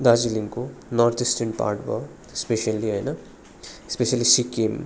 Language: Nepali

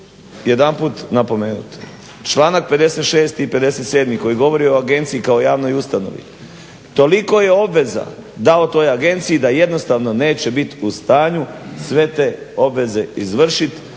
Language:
Croatian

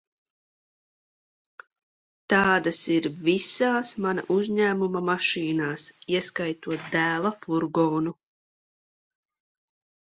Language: Latvian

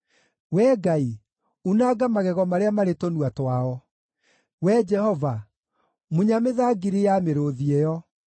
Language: Kikuyu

